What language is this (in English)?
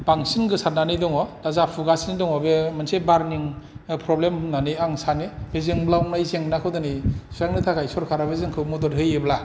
Bodo